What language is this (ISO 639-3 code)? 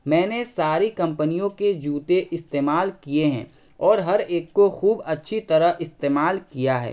urd